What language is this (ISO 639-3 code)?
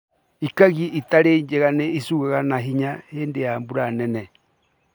kik